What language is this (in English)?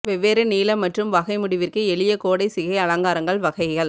Tamil